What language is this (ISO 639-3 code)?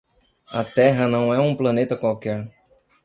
por